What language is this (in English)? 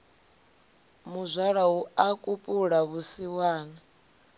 Venda